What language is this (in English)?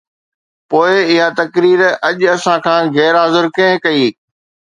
Sindhi